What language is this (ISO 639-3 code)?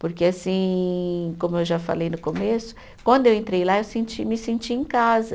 por